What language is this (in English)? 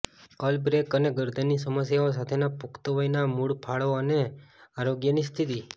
Gujarati